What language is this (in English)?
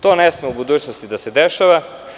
Serbian